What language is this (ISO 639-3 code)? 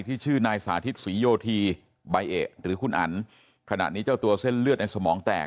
tha